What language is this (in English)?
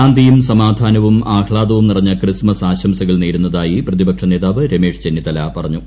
Malayalam